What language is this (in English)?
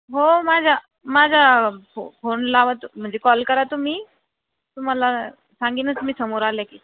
Marathi